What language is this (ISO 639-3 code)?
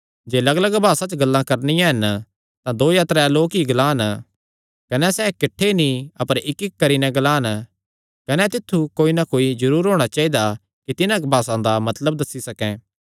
xnr